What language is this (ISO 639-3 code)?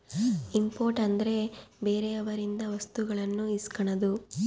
kan